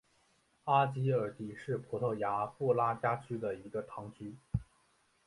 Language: Chinese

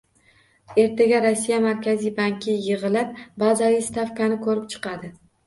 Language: Uzbek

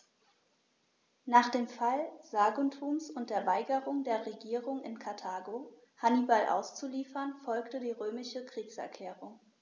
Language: German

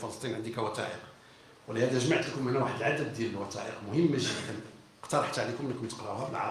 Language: Arabic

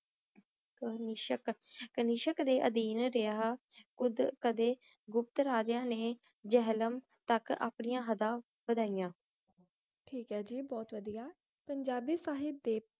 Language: Punjabi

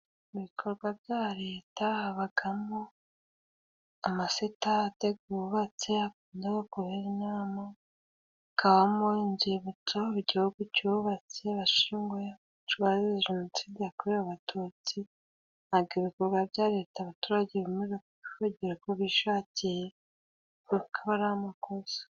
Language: Kinyarwanda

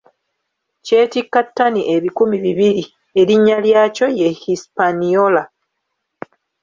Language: Ganda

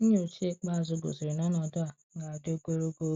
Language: Igbo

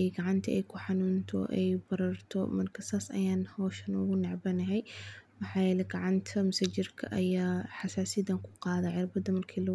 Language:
Somali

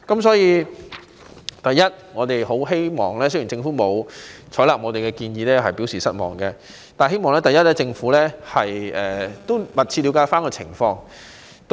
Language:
Cantonese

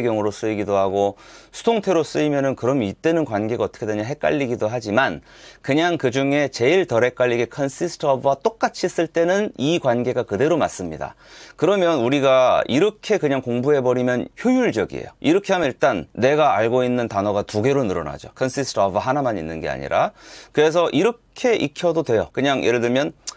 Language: Korean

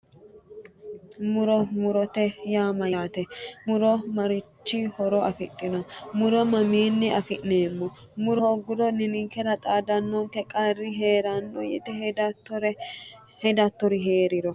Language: Sidamo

